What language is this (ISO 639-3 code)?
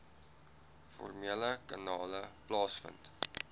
afr